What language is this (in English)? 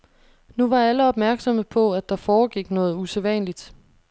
Danish